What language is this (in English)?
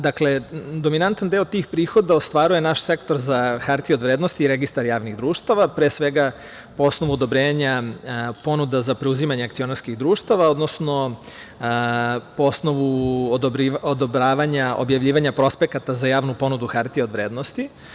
Serbian